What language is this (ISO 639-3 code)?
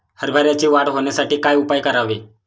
mar